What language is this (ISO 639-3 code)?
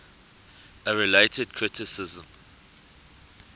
eng